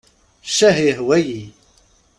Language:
Kabyle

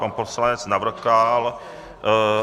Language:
Czech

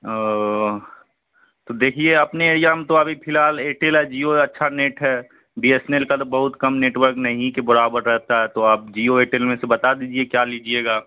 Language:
Urdu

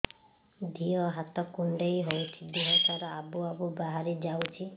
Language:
Odia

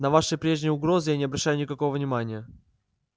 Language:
Russian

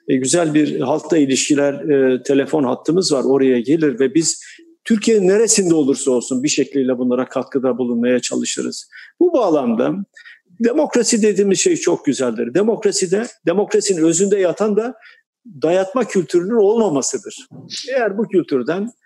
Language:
Turkish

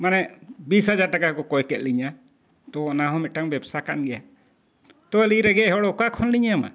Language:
Santali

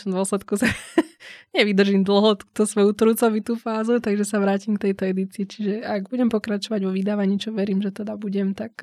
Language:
Slovak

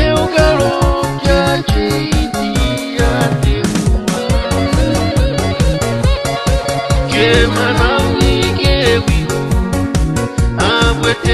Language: Romanian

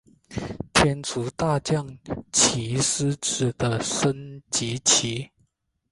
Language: Chinese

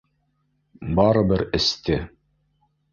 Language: Bashkir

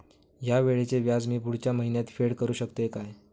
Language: Marathi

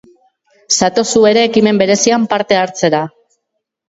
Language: Basque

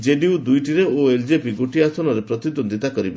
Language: Odia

